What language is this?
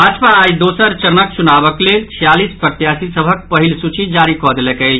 Maithili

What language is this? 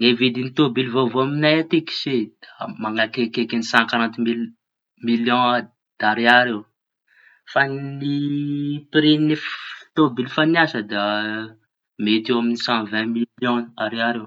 Tanosy Malagasy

